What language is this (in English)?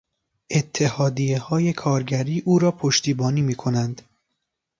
Persian